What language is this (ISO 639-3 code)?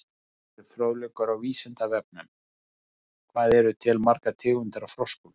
isl